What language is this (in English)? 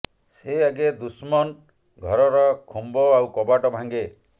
Odia